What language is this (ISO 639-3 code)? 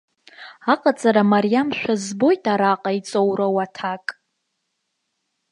abk